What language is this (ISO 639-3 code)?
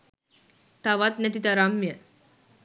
sin